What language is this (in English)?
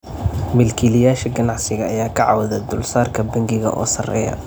Somali